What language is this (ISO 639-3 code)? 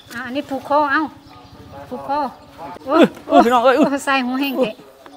tha